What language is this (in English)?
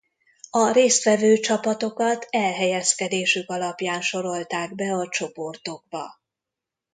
Hungarian